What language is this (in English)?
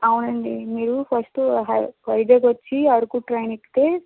Telugu